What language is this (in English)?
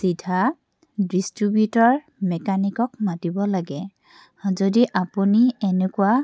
Assamese